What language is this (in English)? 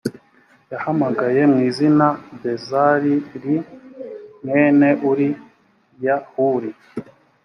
Kinyarwanda